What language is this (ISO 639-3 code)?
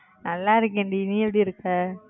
tam